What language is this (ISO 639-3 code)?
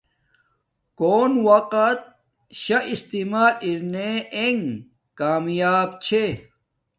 dmk